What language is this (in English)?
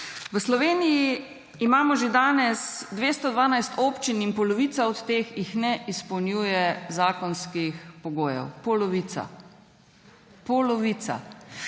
Slovenian